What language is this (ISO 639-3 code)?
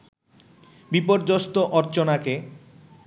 ben